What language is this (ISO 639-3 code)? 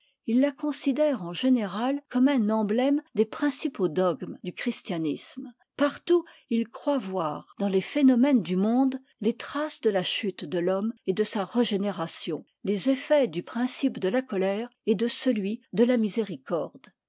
fra